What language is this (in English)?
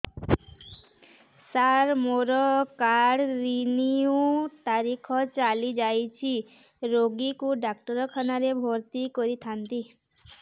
Odia